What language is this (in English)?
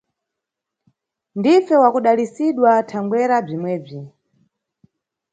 Nyungwe